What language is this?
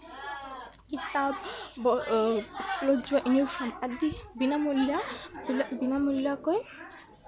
Assamese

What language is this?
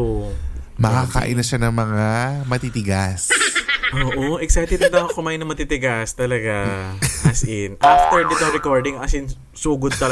Filipino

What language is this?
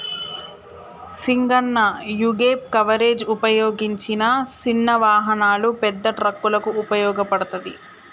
Telugu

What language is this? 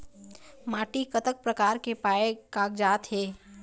Chhattisgarhi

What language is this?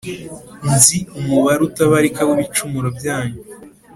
Kinyarwanda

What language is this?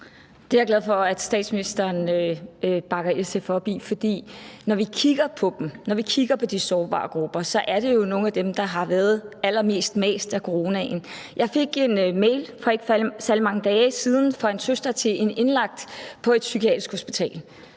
Danish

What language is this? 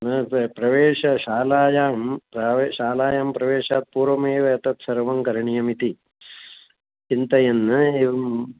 Sanskrit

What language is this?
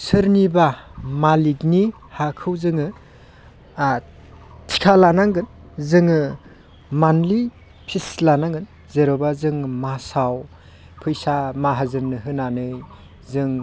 Bodo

